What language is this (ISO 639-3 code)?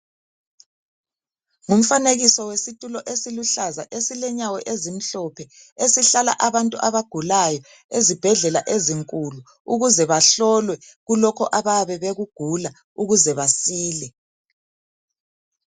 nde